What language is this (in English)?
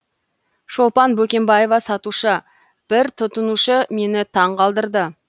Kazakh